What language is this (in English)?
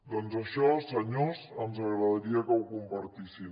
Catalan